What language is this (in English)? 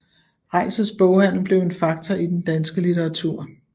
Danish